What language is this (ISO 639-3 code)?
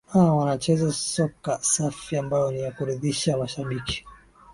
swa